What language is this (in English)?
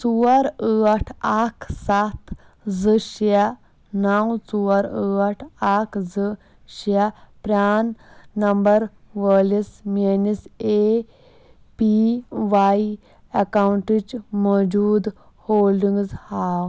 Kashmiri